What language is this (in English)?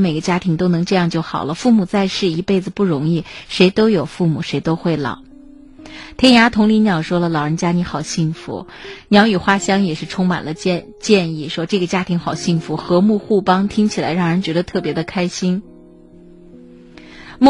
Chinese